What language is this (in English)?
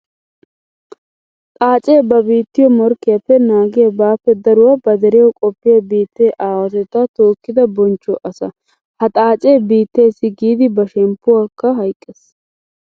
Wolaytta